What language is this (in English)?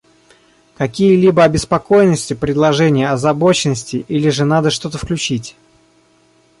Russian